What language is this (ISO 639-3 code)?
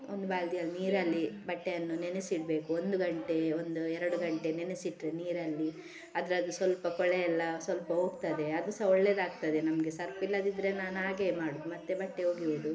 kan